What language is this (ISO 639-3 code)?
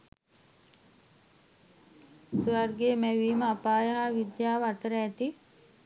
sin